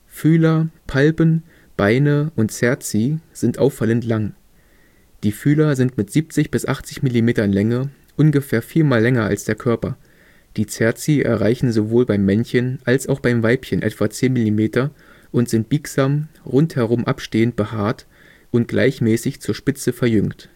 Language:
German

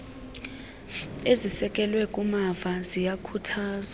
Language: Xhosa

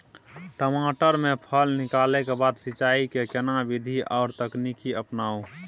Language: Maithili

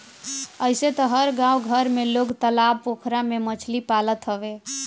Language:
Bhojpuri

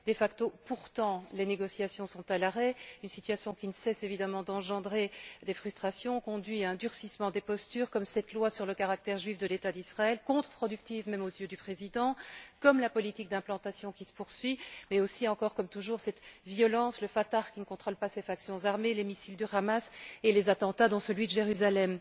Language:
French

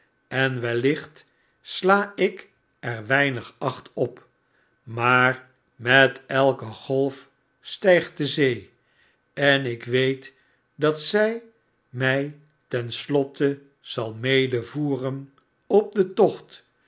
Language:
Dutch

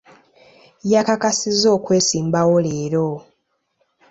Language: Ganda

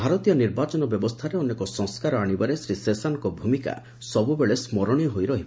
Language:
Odia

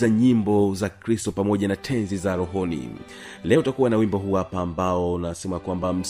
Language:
Swahili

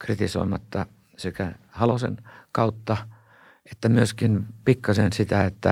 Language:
Finnish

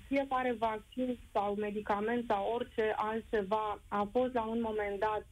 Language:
Romanian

